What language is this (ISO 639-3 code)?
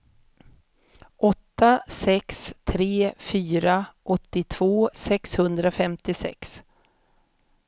swe